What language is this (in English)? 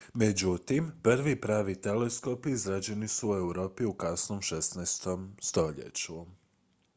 Croatian